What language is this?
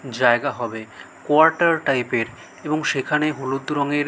Bangla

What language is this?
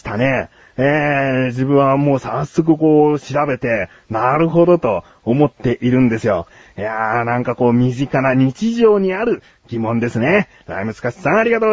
Japanese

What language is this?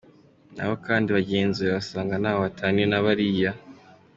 Kinyarwanda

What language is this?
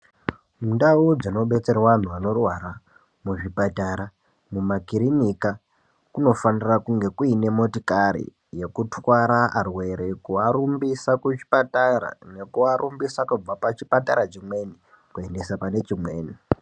Ndau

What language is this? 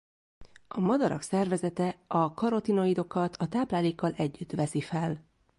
Hungarian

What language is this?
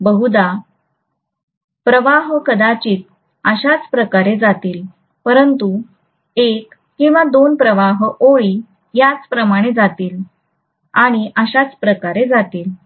Marathi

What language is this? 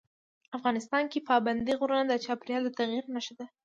Pashto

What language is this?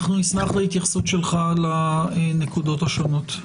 Hebrew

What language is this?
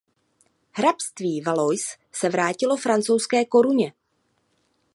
Czech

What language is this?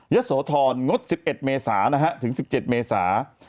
Thai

